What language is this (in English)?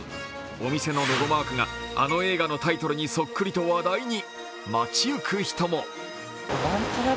Japanese